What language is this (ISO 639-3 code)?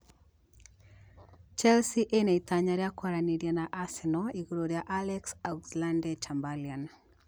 kik